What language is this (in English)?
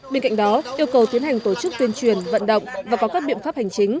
Vietnamese